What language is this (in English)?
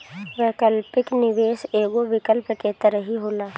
Bhojpuri